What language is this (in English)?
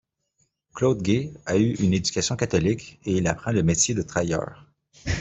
French